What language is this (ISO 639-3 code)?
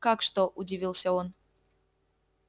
rus